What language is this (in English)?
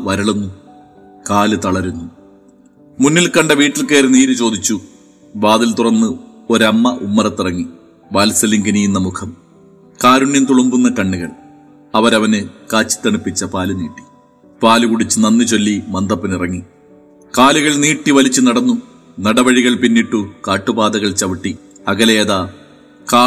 Malayalam